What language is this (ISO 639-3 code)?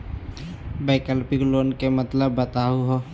mag